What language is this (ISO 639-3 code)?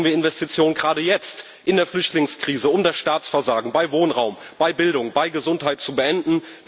deu